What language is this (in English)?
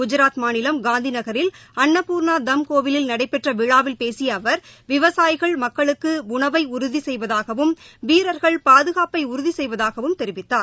Tamil